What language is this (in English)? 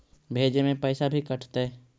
Magahi